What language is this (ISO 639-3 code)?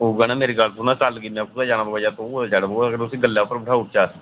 doi